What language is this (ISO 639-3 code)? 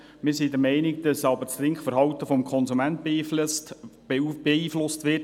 gsw